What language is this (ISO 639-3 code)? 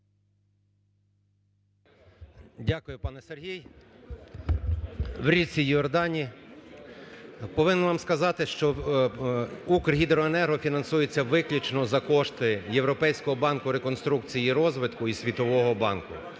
ukr